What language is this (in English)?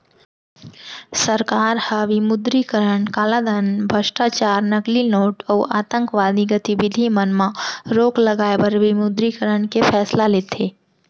Chhattisgarhi